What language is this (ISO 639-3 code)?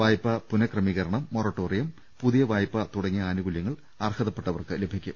mal